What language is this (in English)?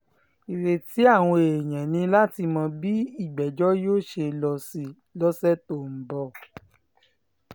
Yoruba